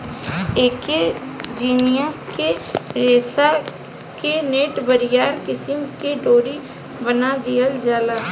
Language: Bhojpuri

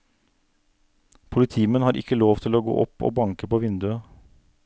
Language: Norwegian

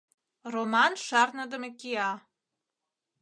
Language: Mari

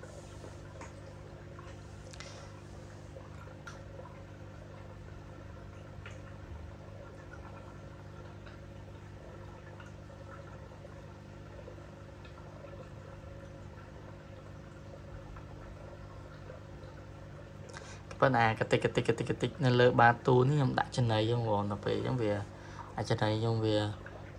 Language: Vietnamese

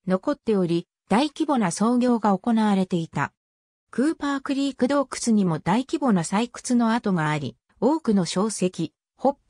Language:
Japanese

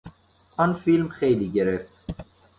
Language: Persian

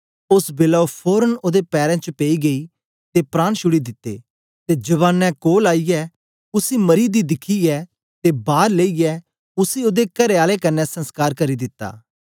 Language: Dogri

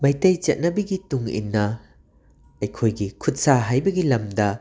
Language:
Manipuri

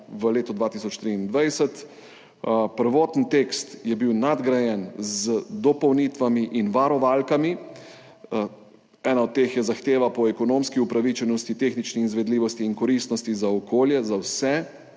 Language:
Slovenian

